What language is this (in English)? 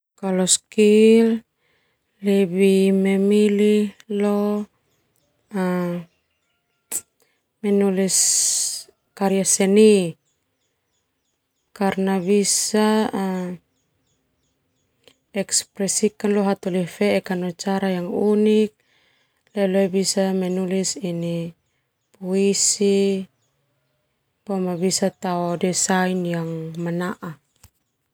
Termanu